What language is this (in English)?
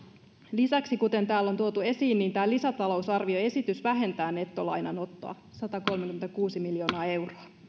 Finnish